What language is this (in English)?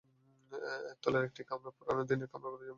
Bangla